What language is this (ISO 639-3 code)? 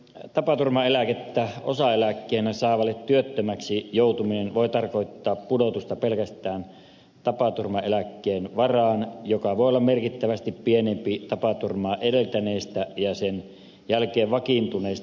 fin